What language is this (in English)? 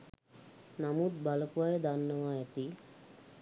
Sinhala